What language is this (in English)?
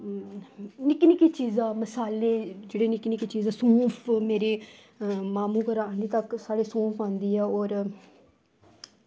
Dogri